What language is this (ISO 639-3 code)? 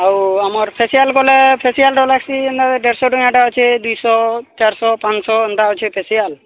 ori